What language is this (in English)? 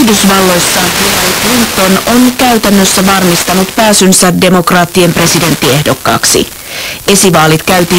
Finnish